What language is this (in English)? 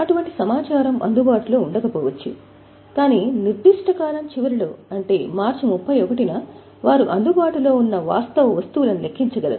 Telugu